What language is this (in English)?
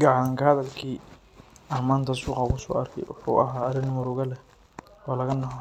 Somali